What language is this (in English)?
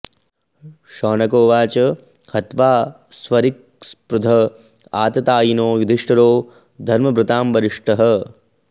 Sanskrit